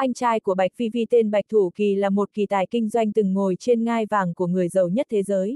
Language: Vietnamese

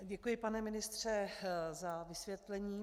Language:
Czech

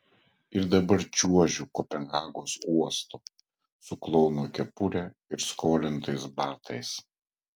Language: Lithuanian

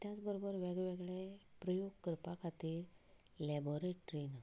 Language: Konkani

